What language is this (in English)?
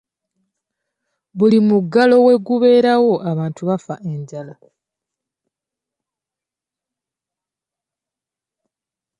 Ganda